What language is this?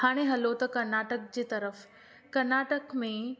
Sindhi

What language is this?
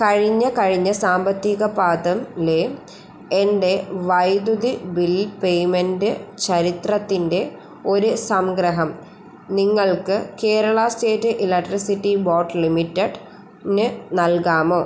Malayalam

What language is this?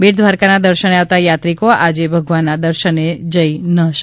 Gujarati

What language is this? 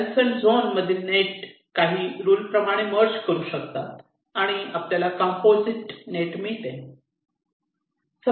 Marathi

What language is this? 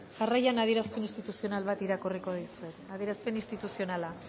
Basque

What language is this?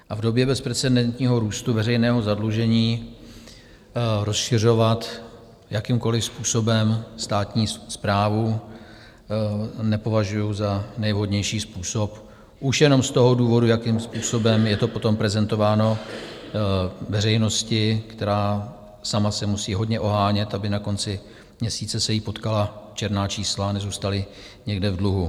Czech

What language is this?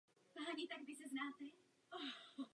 Czech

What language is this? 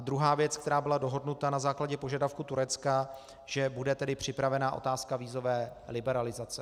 Czech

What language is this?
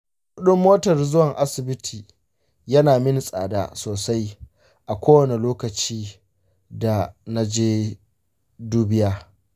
Hausa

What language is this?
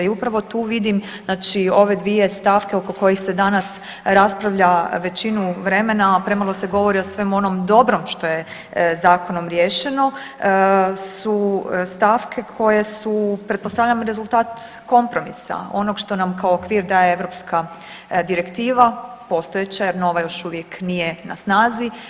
Croatian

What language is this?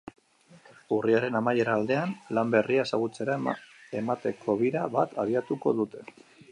Basque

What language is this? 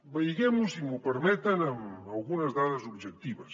Catalan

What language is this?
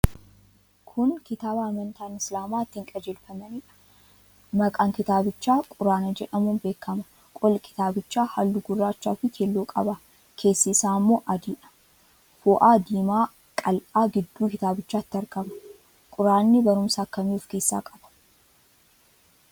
Oromo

